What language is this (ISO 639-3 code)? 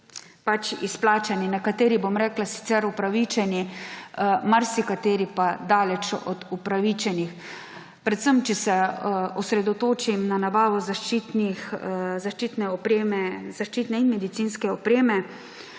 slv